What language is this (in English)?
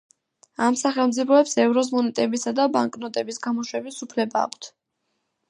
Georgian